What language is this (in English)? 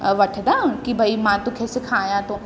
Sindhi